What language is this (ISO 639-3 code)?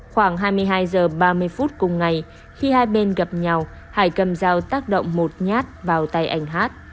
vie